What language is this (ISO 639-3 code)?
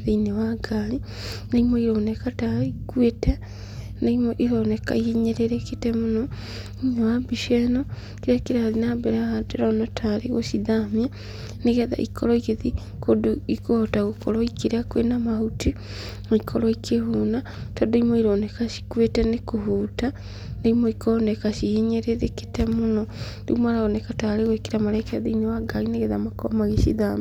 kik